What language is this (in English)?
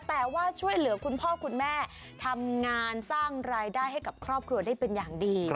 Thai